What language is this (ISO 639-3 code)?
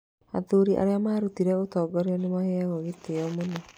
kik